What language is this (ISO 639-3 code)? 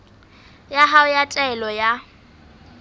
sot